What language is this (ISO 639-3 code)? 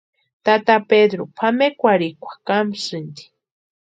pua